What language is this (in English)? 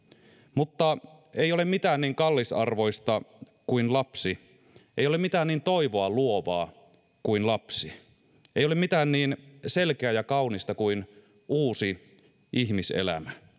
Finnish